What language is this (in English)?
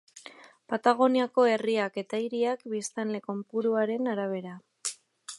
Basque